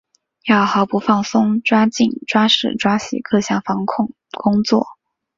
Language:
Chinese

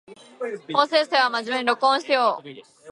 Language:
Japanese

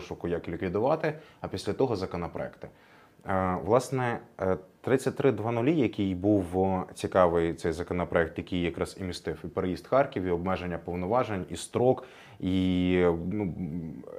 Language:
Ukrainian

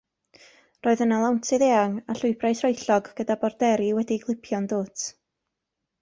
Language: Welsh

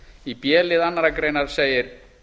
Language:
Icelandic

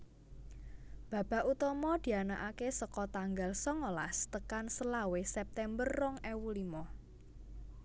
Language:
Javanese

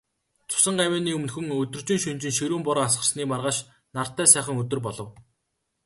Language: Mongolian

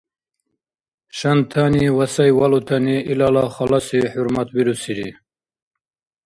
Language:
Dargwa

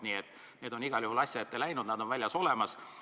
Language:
Estonian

